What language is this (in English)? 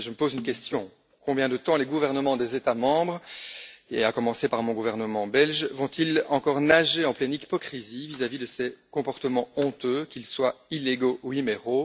French